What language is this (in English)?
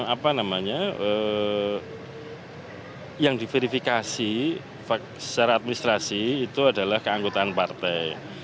Indonesian